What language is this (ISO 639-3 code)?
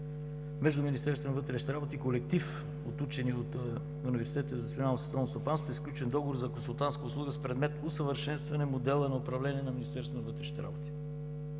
bul